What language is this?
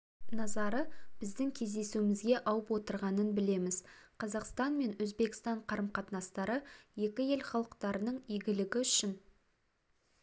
Kazakh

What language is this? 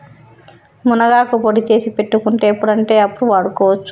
Telugu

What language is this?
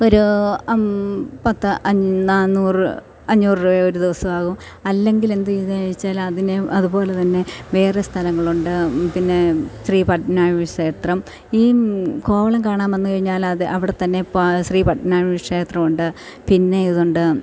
Malayalam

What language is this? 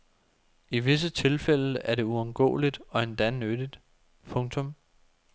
Danish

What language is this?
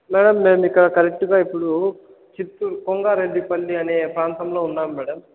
Telugu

